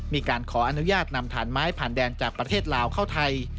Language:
Thai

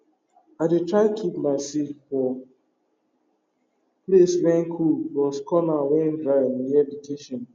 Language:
Nigerian Pidgin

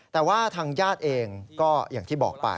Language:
Thai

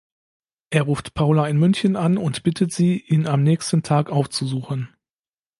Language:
German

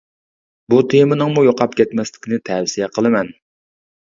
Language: Uyghur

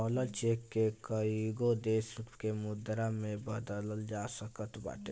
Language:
Bhojpuri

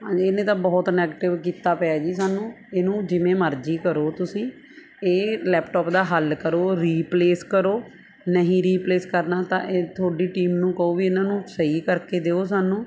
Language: Punjabi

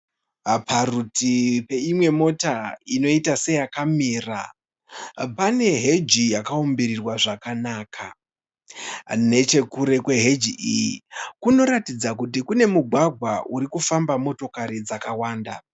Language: Shona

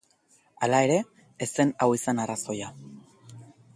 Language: Basque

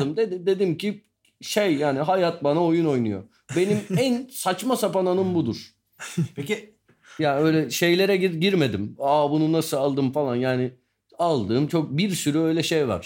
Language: Turkish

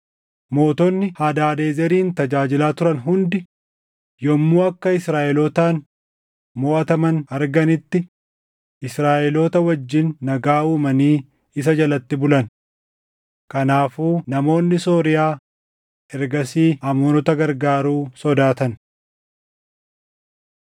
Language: Oromo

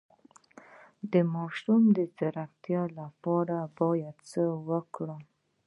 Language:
Pashto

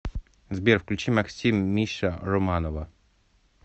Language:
Russian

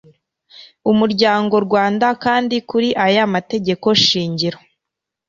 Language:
Kinyarwanda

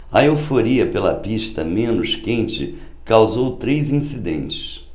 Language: Portuguese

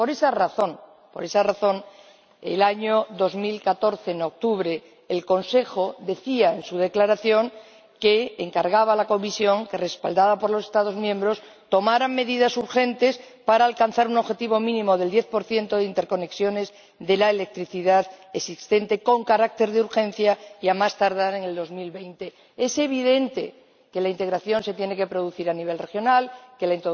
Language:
Spanish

